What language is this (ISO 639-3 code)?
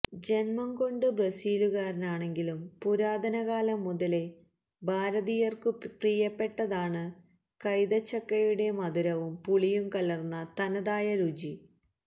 mal